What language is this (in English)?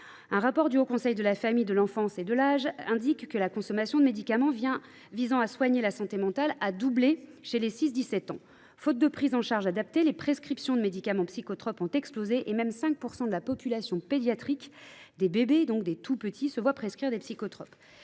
French